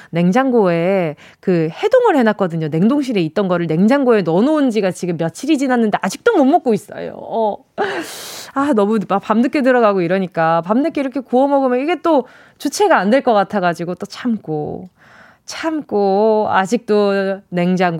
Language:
Korean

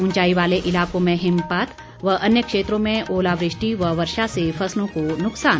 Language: Hindi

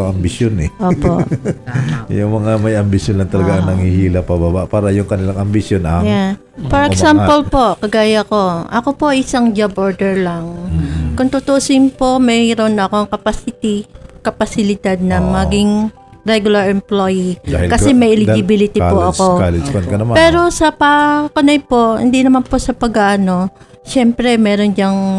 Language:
Filipino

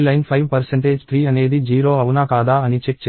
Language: Telugu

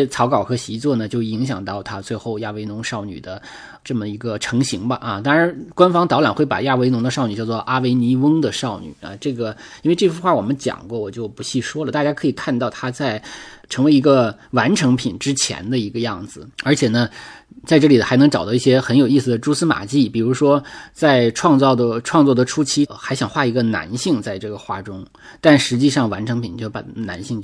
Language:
Chinese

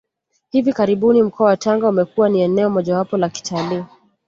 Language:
Swahili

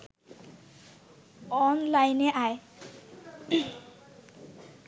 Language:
Bangla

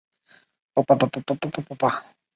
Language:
Chinese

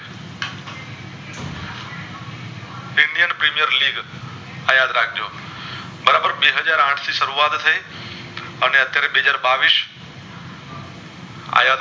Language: Gujarati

